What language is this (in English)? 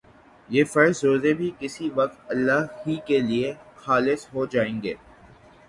Urdu